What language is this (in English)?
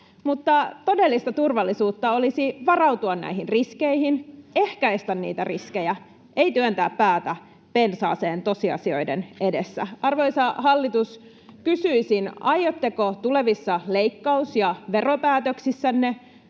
Finnish